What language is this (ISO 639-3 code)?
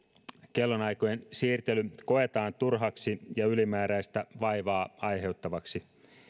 fin